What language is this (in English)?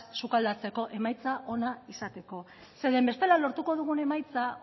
Basque